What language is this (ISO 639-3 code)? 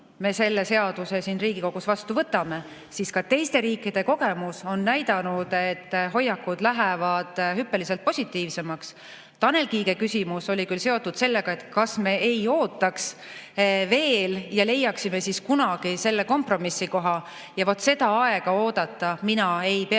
est